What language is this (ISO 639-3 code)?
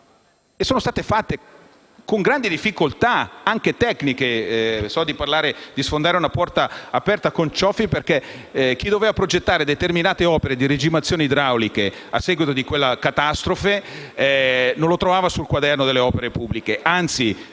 ita